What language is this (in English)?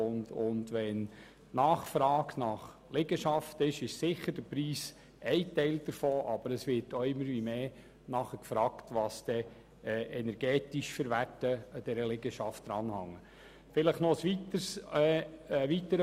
Swiss German